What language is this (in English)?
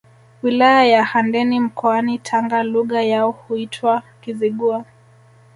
Swahili